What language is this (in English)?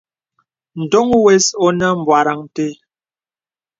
Bebele